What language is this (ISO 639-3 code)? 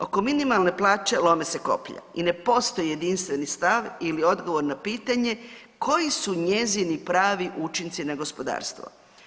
hrv